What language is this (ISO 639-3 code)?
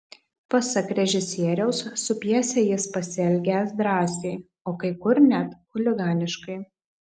lit